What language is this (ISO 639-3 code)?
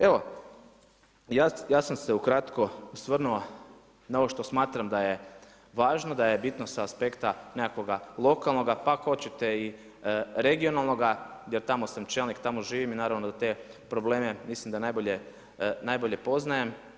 hrv